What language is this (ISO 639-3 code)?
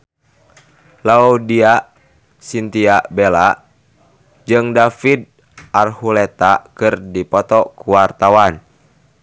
sun